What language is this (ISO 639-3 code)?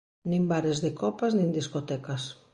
glg